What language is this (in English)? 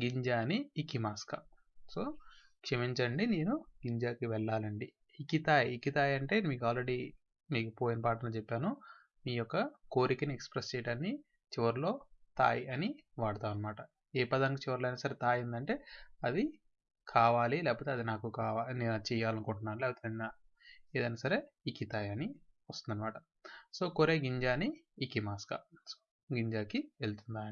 Telugu